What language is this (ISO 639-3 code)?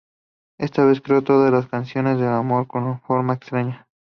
spa